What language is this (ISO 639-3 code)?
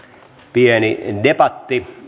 fin